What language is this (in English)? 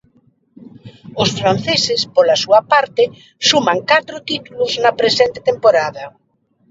Galician